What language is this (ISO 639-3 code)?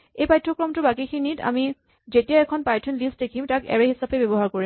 asm